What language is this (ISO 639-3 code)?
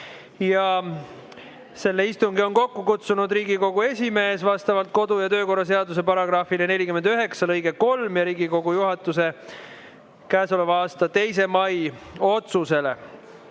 est